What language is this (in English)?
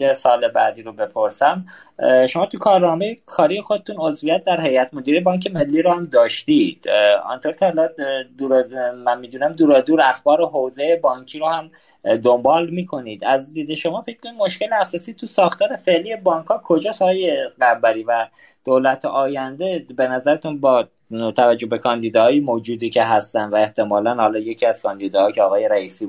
Persian